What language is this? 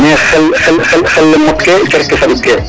Serer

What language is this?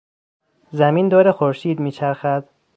Persian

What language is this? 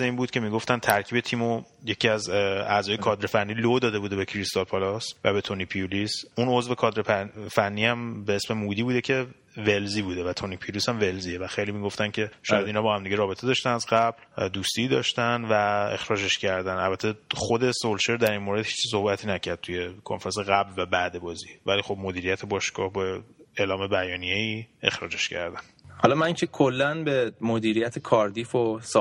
Persian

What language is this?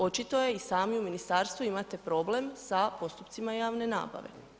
Croatian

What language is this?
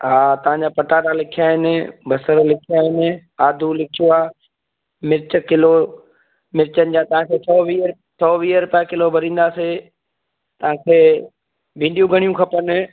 Sindhi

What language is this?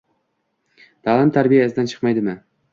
Uzbek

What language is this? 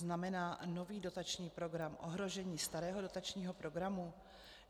Czech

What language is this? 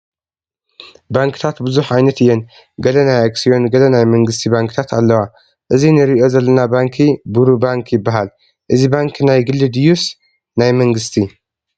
Tigrinya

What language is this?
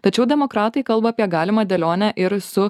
Lithuanian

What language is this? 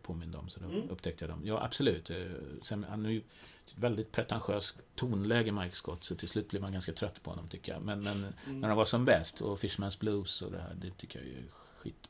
Swedish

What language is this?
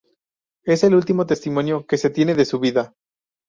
Spanish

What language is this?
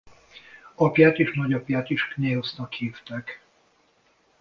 Hungarian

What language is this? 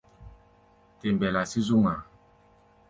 Gbaya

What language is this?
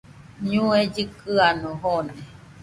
Nüpode Huitoto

